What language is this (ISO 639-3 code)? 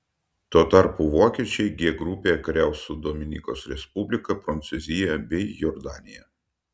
lit